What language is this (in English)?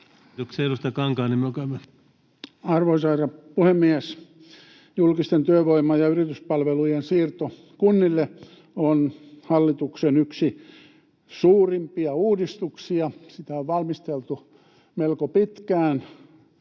Finnish